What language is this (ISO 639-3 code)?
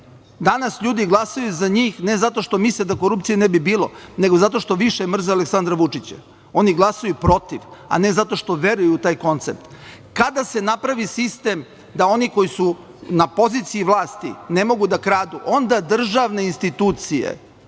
srp